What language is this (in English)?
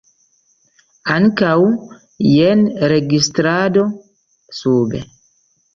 Esperanto